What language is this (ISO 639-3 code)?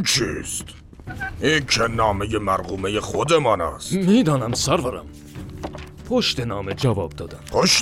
fas